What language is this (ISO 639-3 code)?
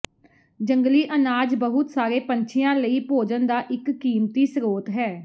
pan